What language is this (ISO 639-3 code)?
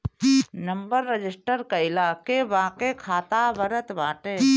bho